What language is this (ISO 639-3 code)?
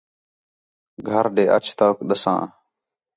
xhe